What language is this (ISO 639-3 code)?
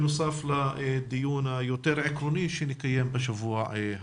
heb